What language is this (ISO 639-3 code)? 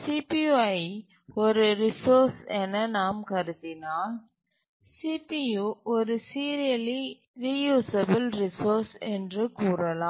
tam